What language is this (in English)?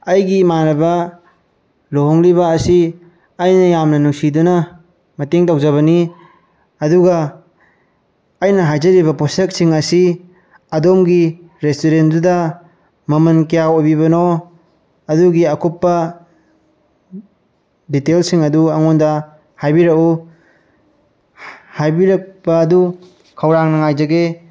Manipuri